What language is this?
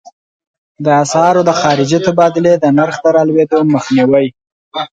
Pashto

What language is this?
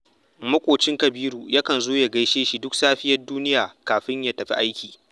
Hausa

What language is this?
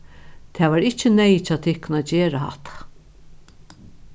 Faroese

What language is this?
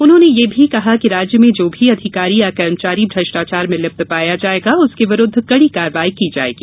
Hindi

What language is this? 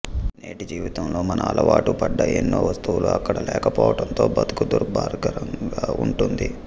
Telugu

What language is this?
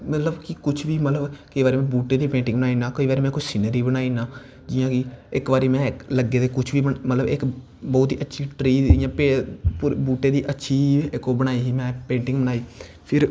Dogri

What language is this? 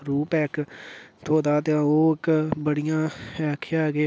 Dogri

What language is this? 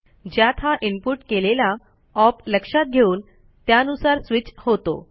Marathi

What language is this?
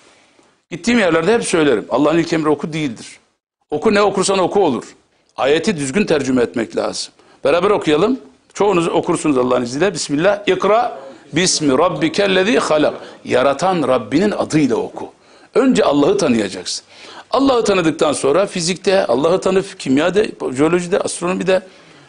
Turkish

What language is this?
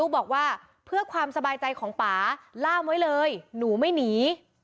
Thai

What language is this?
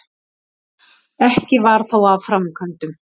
Icelandic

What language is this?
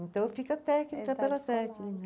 Portuguese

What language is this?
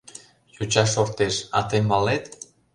Mari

